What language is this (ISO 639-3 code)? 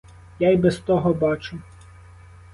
ukr